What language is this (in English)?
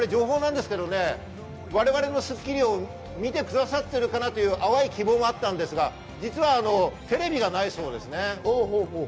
Japanese